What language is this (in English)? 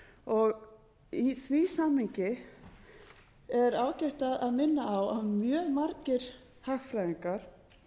Icelandic